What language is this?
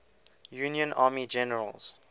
English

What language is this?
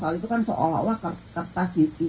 Indonesian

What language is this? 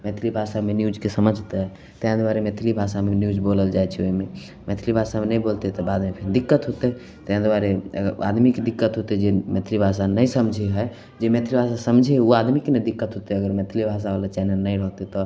Maithili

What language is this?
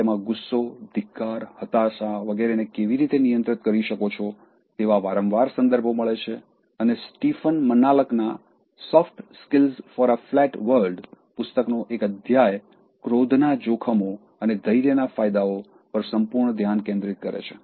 Gujarati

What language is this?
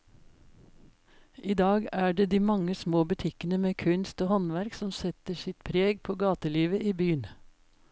Norwegian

